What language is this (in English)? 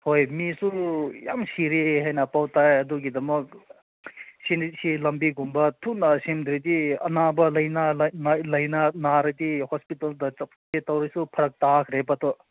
Manipuri